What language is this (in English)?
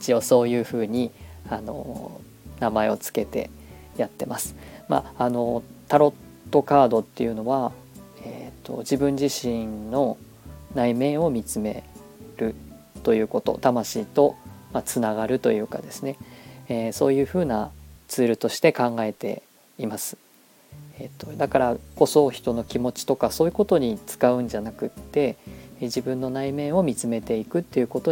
Japanese